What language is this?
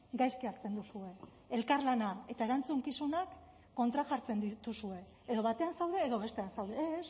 Basque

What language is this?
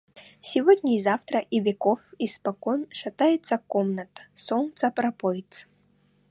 Russian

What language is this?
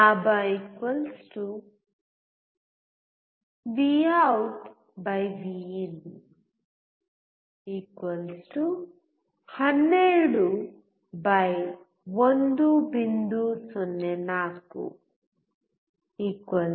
Kannada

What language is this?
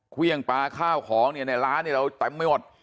Thai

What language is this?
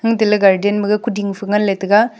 Wancho Naga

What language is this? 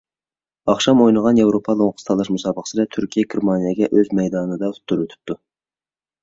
Uyghur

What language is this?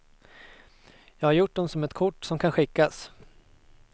Swedish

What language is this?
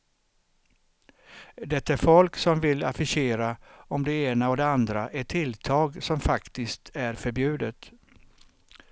Swedish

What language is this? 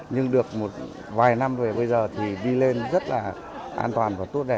Vietnamese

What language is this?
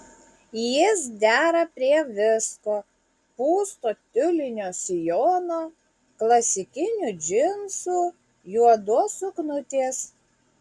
Lithuanian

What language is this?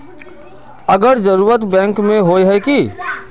Magahi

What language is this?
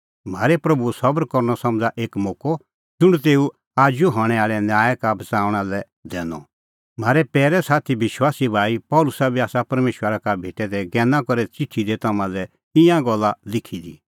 Kullu Pahari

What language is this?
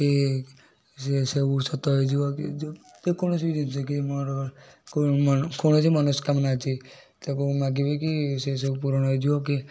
Odia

